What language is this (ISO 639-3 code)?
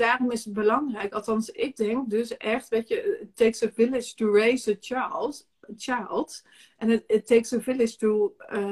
nld